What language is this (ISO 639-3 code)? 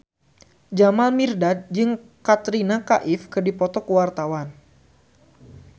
sun